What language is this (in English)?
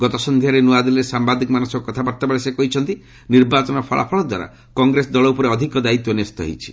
Odia